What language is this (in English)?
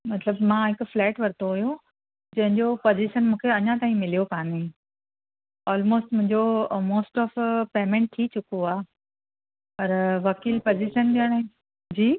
Sindhi